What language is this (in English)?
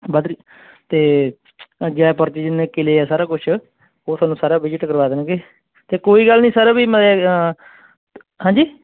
Punjabi